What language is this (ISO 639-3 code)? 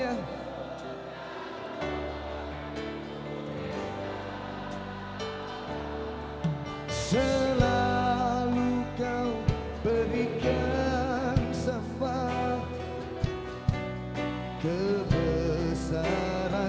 ind